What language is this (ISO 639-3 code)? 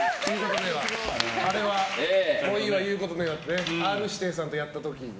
jpn